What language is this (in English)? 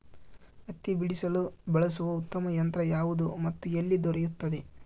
Kannada